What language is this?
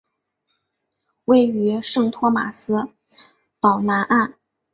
Chinese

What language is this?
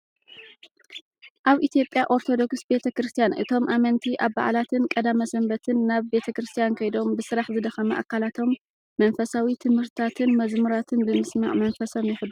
Tigrinya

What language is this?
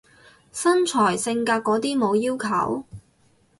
Cantonese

